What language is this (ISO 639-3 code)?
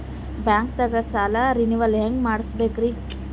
kan